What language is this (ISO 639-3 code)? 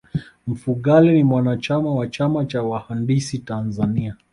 swa